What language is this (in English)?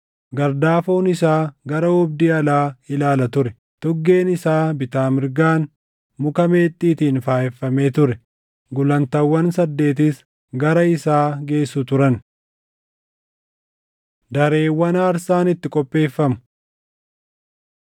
Oromo